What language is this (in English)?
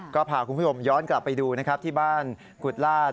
Thai